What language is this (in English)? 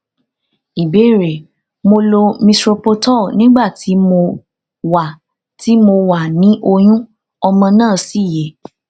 Yoruba